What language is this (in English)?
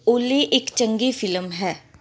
Punjabi